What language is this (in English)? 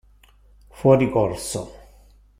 Italian